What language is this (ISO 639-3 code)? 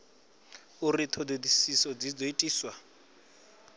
ven